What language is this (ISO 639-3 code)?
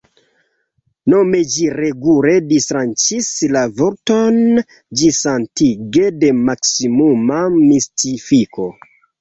epo